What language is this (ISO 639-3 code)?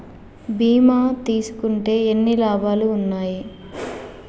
tel